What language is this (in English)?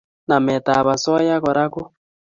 Kalenjin